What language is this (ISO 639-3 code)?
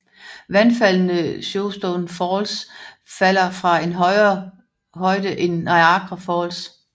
dan